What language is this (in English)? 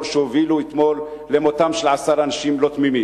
Hebrew